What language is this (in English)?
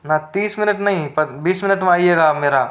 Hindi